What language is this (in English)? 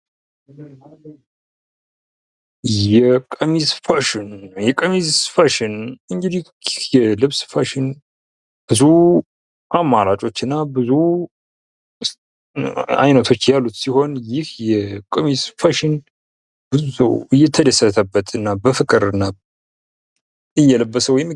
Amharic